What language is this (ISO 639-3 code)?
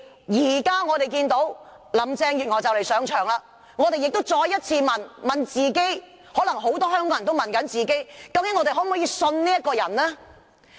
yue